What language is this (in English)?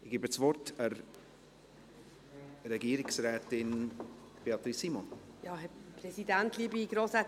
Swiss German